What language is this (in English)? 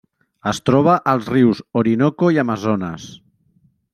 Catalan